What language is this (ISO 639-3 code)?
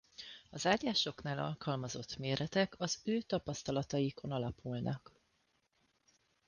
hun